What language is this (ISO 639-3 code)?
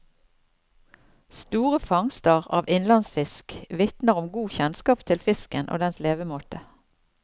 nor